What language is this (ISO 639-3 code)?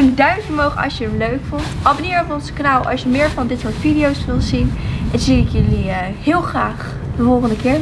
nld